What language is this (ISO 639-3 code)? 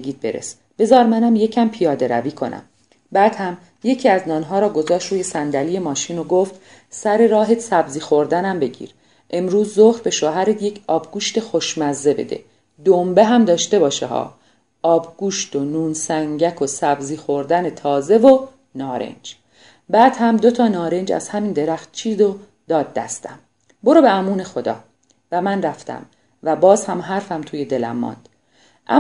fas